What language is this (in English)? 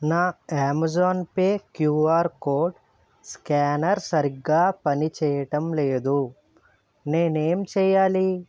Telugu